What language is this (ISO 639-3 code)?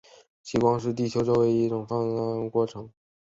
zho